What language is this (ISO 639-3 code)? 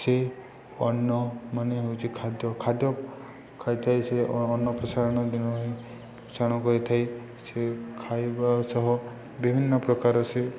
ori